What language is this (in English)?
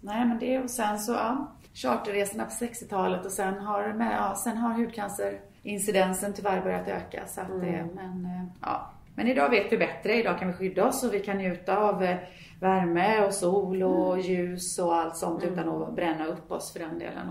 Swedish